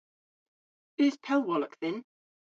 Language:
Cornish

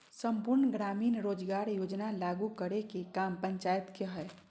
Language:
Magahi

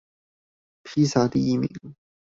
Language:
Chinese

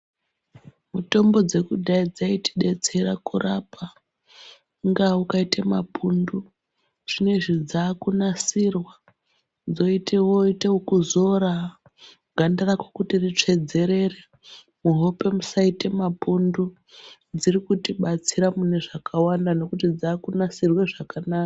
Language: Ndau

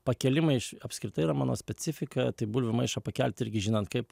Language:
Lithuanian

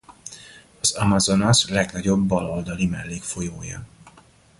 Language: Hungarian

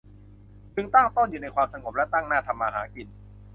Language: Thai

